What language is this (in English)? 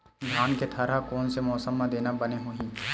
Chhattisgarhi